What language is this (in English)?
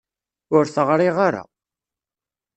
Kabyle